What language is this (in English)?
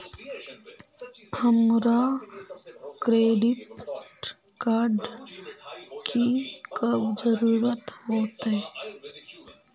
Magahi